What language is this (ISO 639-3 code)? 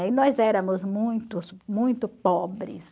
por